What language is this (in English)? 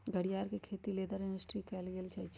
Magahi